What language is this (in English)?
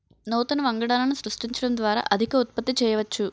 Telugu